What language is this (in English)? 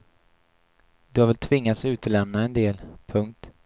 Swedish